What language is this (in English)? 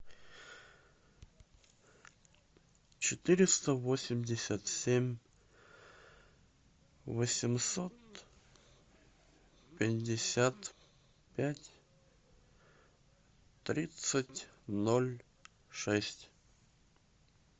Russian